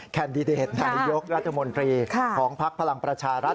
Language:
Thai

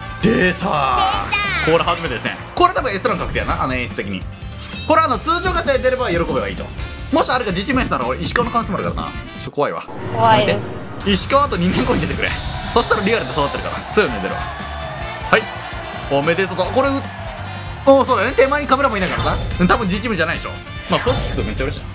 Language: Japanese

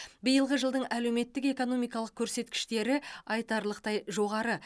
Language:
Kazakh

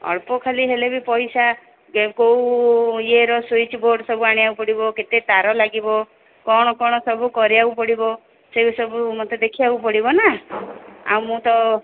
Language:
Odia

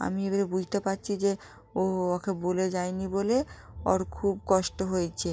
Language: Bangla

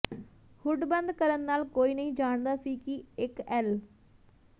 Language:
Punjabi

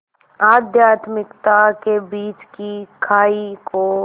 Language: Hindi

